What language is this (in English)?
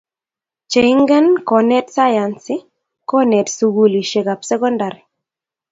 Kalenjin